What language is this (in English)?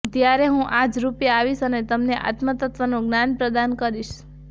Gujarati